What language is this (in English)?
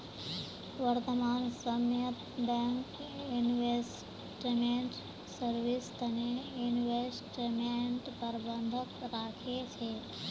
Magahi